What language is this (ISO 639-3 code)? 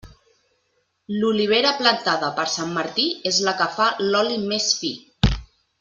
cat